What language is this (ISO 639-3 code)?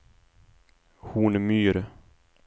swe